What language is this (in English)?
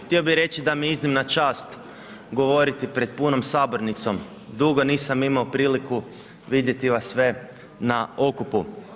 Croatian